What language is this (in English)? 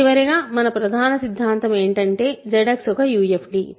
Telugu